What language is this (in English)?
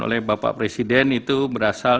Indonesian